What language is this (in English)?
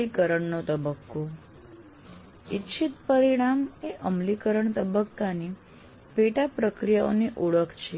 Gujarati